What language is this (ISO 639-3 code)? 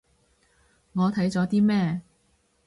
yue